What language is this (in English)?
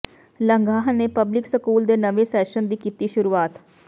Punjabi